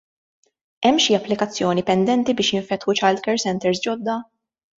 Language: Maltese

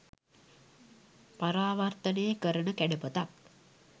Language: Sinhala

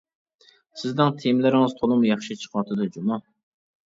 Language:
Uyghur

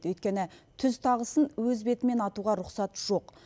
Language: Kazakh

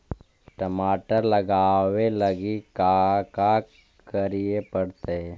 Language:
Magahi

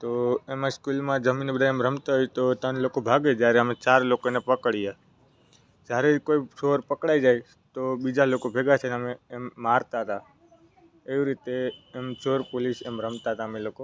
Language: Gujarati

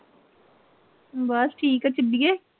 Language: Punjabi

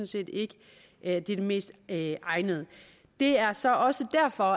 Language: Danish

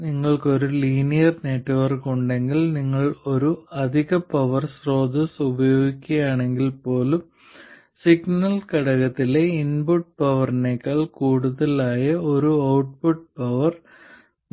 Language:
Malayalam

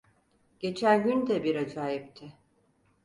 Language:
Turkish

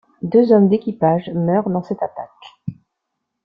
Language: French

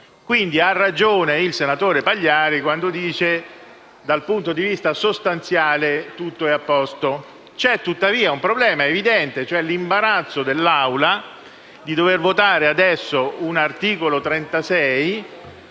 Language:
Italian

